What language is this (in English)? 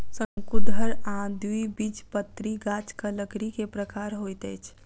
Maithili